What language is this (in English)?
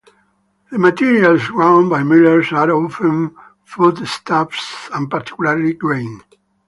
English